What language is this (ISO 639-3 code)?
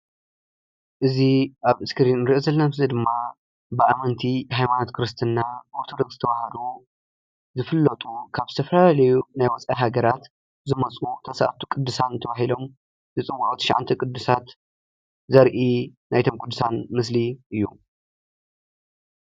tir